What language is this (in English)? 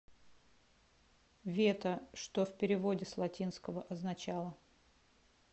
Russian